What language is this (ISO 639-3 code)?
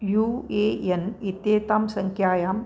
san